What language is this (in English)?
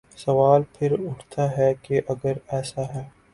Urdu